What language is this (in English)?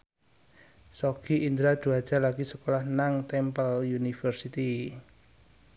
Javanese